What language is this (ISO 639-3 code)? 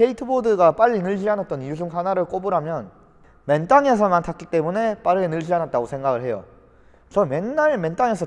kor